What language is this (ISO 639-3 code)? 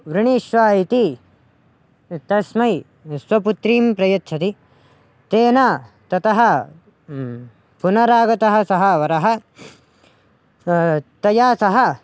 san